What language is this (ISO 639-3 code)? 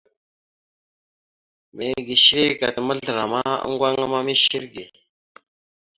mxu